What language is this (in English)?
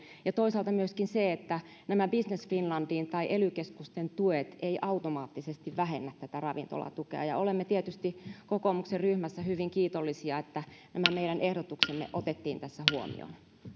Finnish